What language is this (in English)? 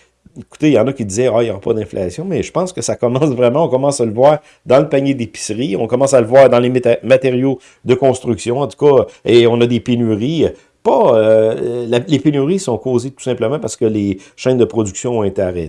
French